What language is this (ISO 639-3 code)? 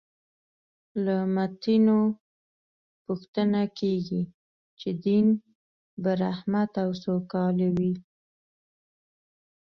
pus